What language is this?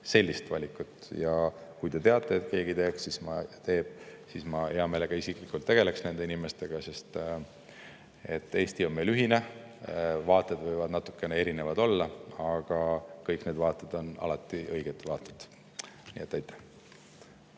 Estonian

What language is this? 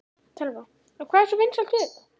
Icelandic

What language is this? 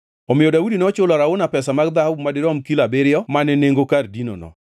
Luo (Kenya and Tanzania)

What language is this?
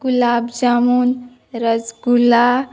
Konkani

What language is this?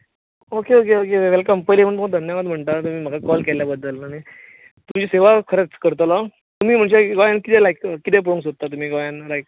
Konkani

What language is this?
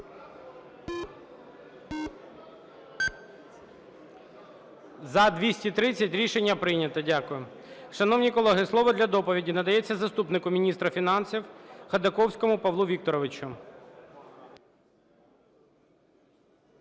Ukrainian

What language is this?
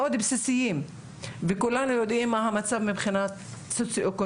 Hebrew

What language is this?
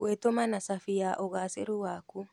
Kikuyu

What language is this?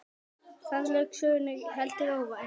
Icelandic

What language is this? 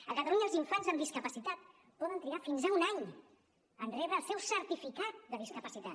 Catalan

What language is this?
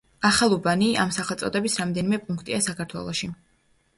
Georgian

